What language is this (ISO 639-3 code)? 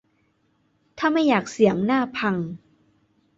tha